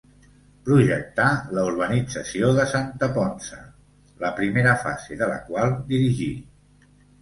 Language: Catalan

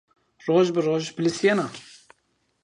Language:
Zaza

